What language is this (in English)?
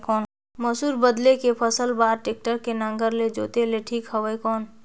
Chhattisgarhi